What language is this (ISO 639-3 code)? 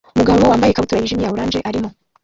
kin